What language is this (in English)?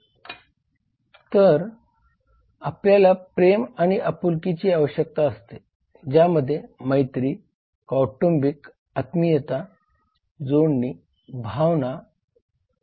Marathi